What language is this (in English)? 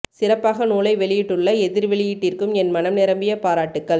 Tamil